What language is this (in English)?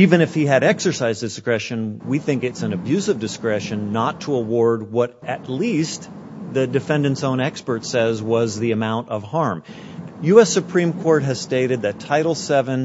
English